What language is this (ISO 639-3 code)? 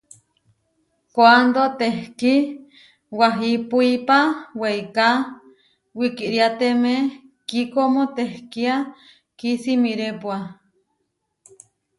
var